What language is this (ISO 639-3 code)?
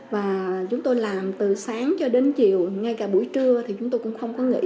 vie